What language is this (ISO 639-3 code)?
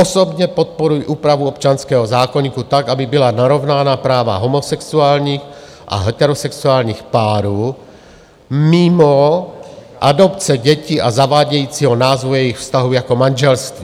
ces